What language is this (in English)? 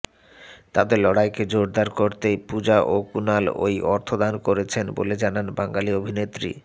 Bangla